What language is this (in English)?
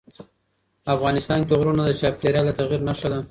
Pashto